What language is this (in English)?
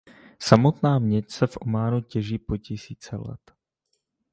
Czech